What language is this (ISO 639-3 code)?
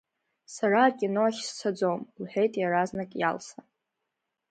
abk